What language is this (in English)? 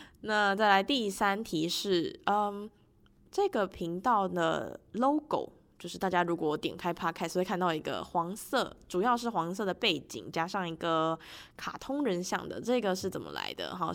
Chinese